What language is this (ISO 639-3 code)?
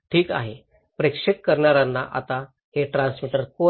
mar